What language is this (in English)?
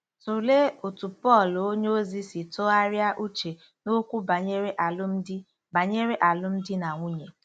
Igbo